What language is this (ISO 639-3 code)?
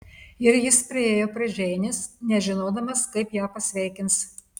lit